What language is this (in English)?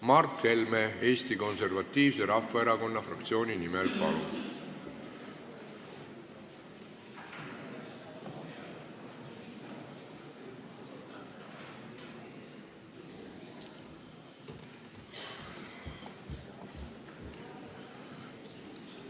Estonian